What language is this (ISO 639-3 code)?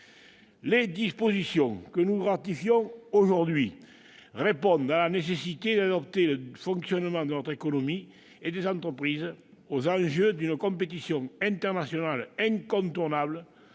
fra